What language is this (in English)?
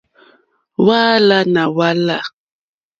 Mokpwe